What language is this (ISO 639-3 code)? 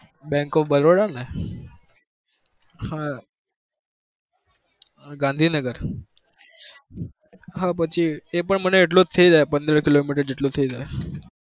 guj